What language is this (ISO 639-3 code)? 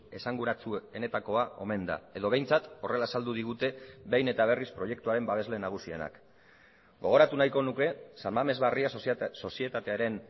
eus